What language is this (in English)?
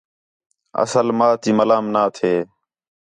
Khetrani